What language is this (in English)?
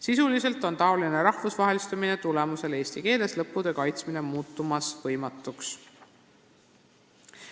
Estonian